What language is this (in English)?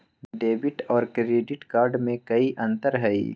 Magahi